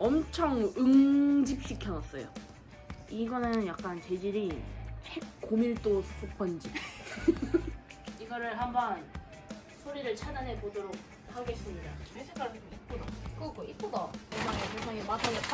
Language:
Korean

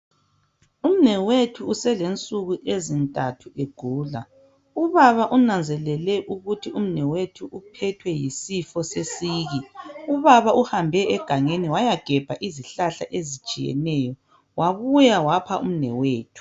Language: North Ndebele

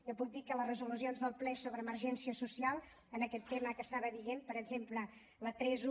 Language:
Catalan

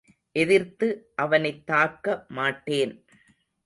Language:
Tamil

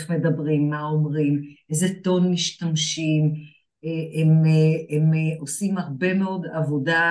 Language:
Hebrew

